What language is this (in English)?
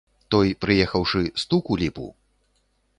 Belarusian